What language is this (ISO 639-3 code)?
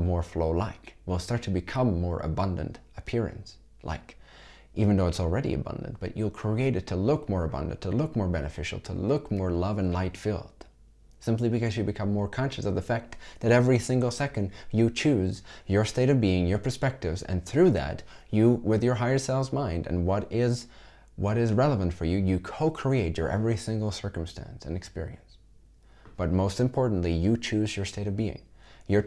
eng